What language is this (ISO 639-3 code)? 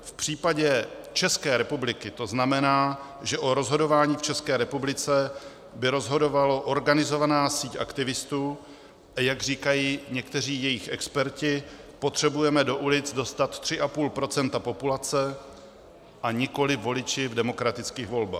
ces